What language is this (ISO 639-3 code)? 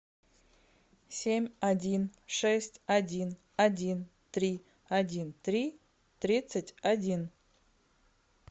rus